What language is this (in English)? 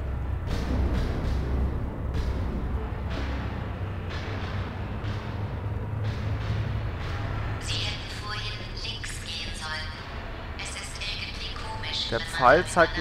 German